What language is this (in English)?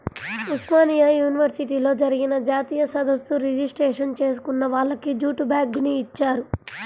Telugu